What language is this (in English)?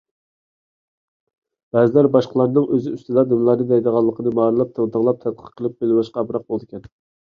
Uyghur